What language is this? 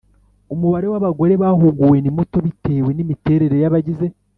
Kinyarwanda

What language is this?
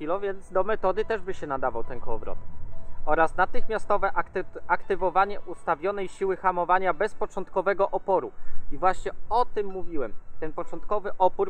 Polish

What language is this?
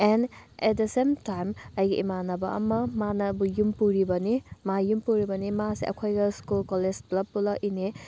Manipuri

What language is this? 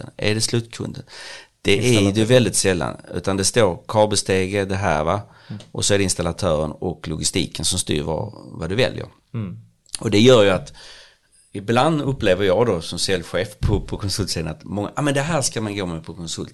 Swedish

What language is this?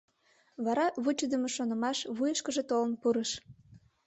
Mari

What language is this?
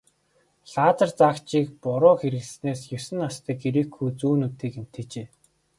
Mongolian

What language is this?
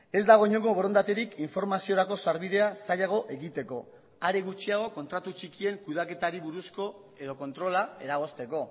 Basque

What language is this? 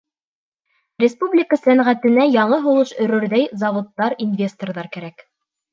Bashkir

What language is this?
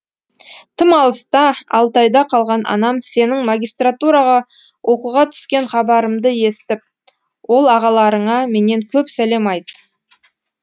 Kazakh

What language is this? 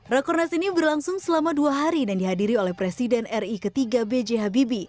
Indonesian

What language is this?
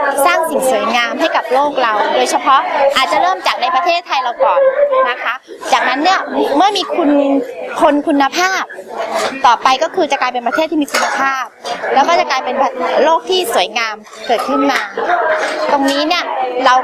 Thai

